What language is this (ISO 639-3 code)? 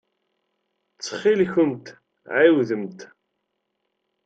kab